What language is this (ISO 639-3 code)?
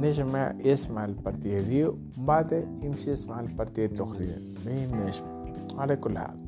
ara